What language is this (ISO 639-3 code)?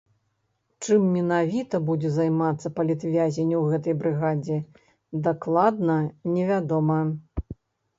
bel